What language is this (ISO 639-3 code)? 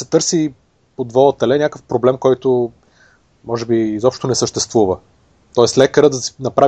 bul